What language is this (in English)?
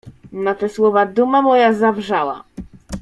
Polish